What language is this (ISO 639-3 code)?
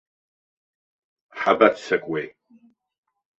abk